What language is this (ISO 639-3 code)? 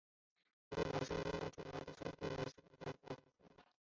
zho